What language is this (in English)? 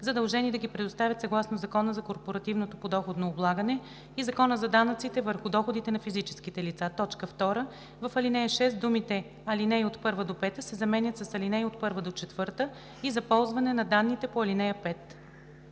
Bulgarian